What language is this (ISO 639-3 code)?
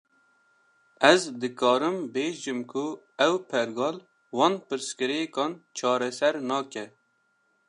kur